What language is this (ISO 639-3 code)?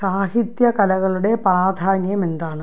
mal